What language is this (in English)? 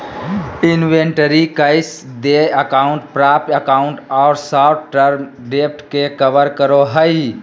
Magahi